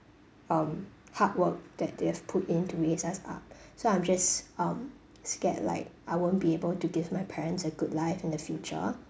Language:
English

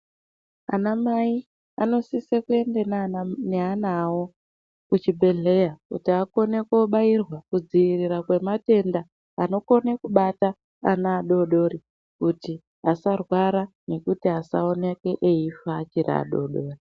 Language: Ndau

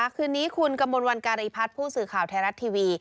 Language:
Thai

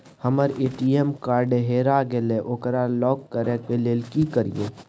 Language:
Maithili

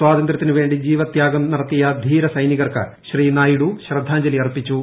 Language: Malayalam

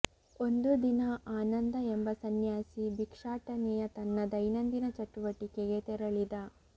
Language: Kannada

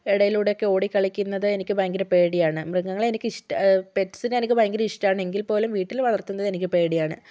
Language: Malayalam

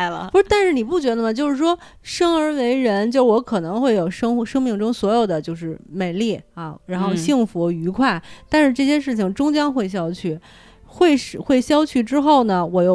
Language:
Chinese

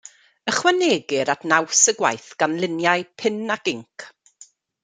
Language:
Welsh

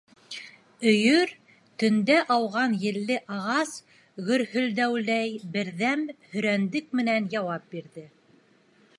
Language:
Bashkir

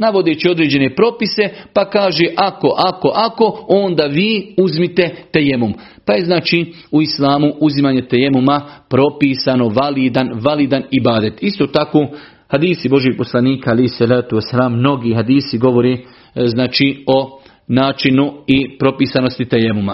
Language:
Croatian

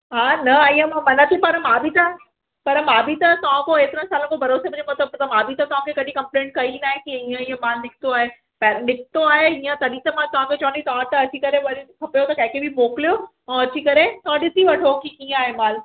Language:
Sindhi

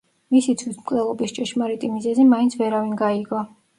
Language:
Georgian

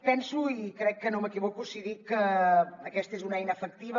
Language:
Catalan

